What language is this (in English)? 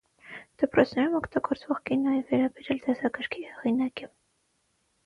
Armenian